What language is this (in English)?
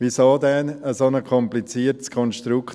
Swiss German